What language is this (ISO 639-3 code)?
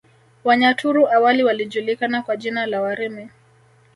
swa